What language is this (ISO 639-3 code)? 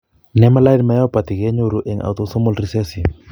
kln